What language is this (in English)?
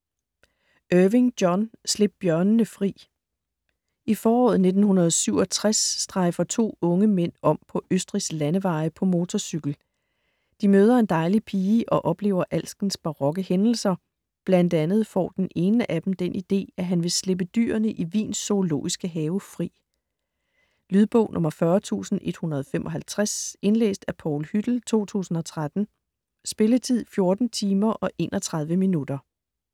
Danish